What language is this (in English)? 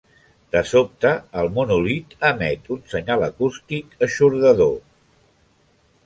Catalan